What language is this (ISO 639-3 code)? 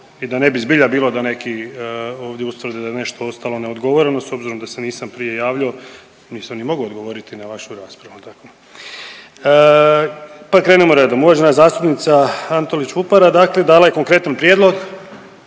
hrv